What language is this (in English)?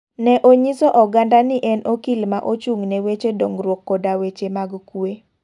Luo (Kenya and Tanzania)